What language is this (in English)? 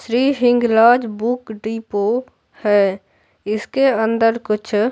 Hindi